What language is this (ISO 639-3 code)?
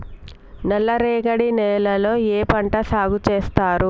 tel